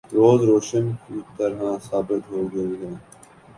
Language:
Urdu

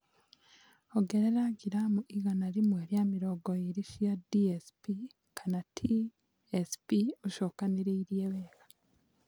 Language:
Kikuyu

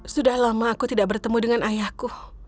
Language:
Indonesian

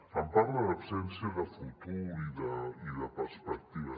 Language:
Catalan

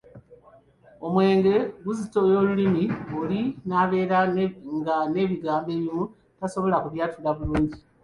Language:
Ganda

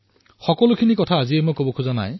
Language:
Assamese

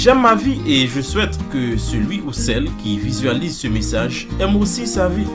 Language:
French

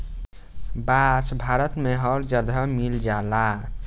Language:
Bhojpuri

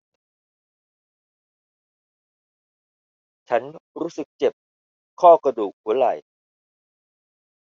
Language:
Thai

